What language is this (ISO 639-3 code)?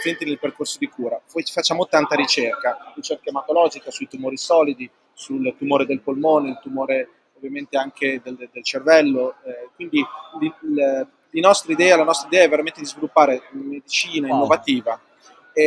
ita